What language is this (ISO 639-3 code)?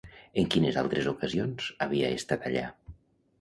cat